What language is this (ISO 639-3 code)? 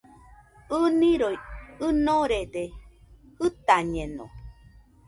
hux